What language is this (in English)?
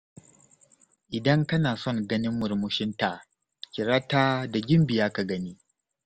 Hausa